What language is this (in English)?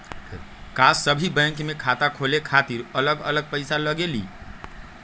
Magahi